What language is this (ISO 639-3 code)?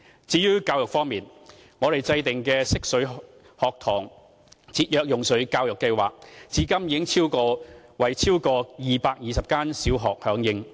yue